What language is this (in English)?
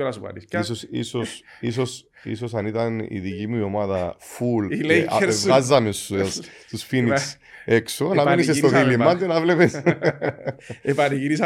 Greek